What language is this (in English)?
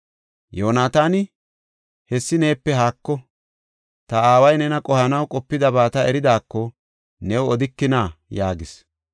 Gofa